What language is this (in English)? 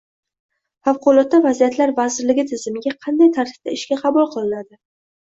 Uzbek